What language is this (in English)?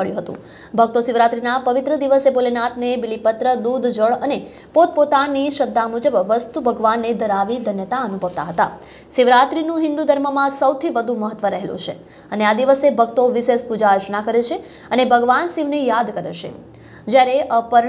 Hindi